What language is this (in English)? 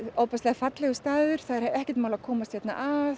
Icelandic